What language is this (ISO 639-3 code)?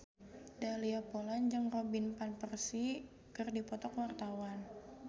sun